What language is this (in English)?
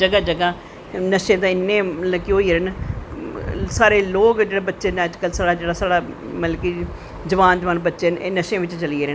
Dogri